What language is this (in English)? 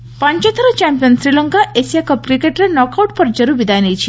Odia